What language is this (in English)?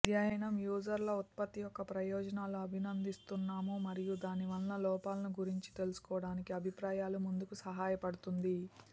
Telugu